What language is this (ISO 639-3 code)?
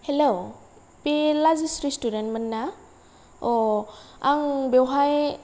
brx